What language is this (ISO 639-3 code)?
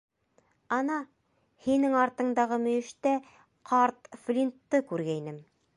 bak